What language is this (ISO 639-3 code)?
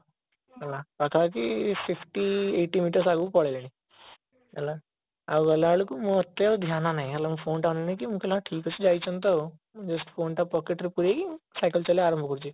ori